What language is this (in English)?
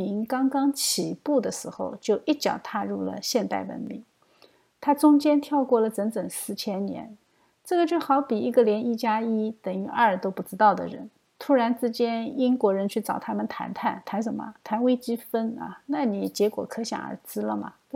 Chinese